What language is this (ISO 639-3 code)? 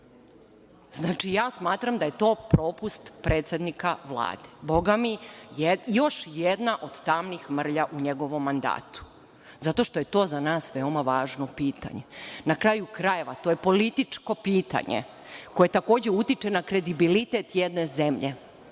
srp